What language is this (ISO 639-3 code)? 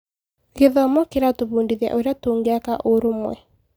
kik